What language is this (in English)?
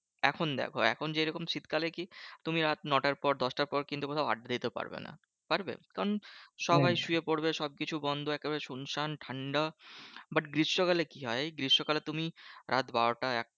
Bangla